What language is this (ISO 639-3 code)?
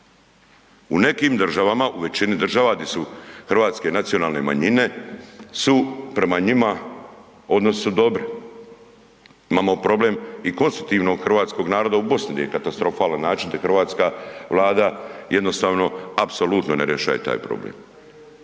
hrv